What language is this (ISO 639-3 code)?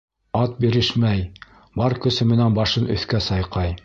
bak